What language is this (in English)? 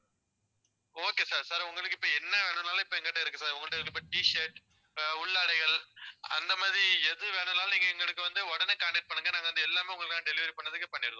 Tamil